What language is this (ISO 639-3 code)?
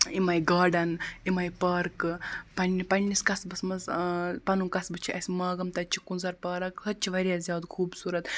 kas